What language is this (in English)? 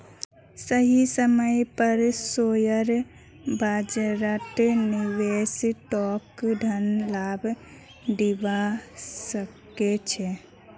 Magahi